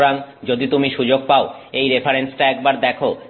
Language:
Bangla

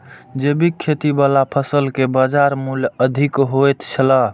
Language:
Maithili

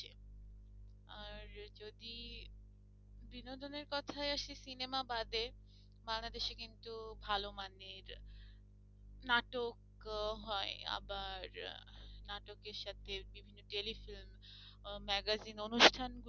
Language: Bangla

